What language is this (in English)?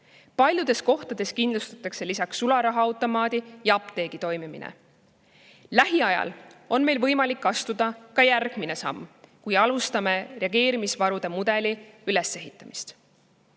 Estonian